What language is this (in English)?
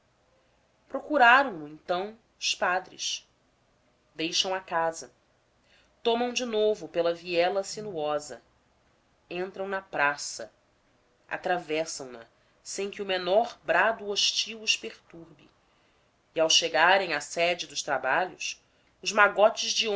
Portuguese